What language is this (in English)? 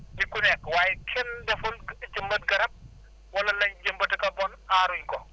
Wolof